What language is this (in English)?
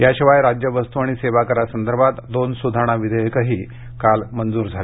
Marathi